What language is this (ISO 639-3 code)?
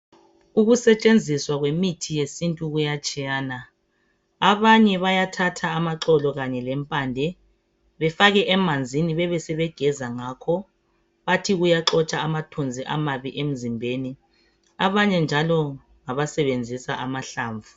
nde